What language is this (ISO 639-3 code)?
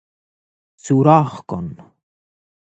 fas